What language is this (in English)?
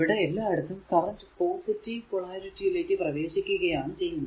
Malayalam